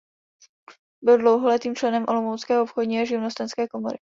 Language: Czech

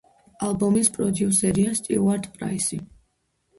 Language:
Georgian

